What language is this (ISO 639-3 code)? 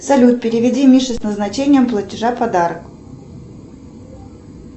rus